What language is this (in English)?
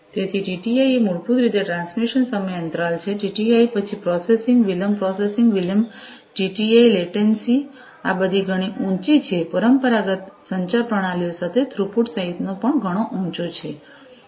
Gujarati